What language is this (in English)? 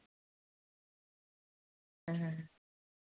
Santali